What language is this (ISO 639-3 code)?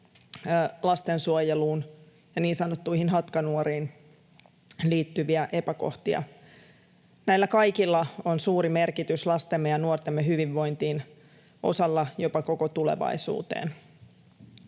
fin